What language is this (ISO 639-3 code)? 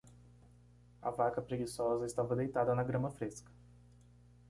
por